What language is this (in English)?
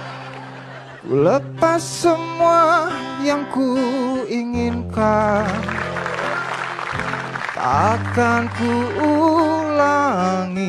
Indonesian